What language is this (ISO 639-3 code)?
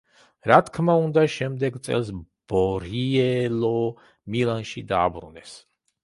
kat